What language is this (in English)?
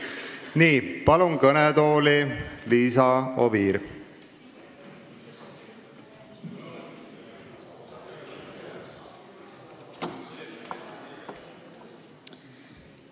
Estonian